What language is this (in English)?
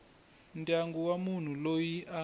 Tsonga